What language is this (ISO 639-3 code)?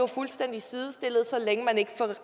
dan